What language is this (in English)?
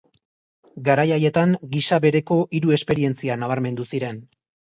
Basque